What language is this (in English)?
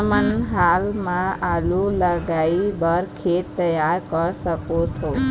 Chhattisgarhi